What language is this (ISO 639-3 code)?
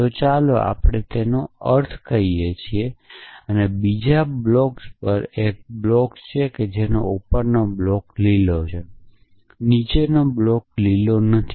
guj